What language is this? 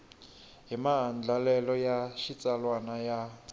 Tsonga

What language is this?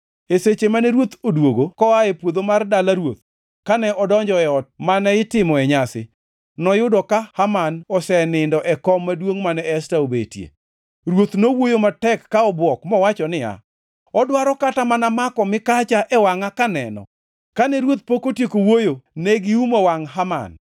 Luo (Kenya and Tanzania)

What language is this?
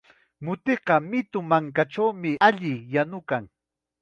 Chiquián Ancash Quechua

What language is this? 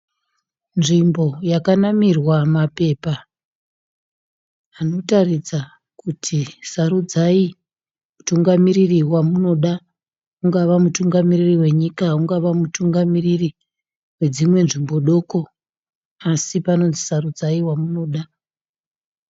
Shona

